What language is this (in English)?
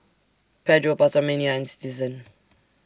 English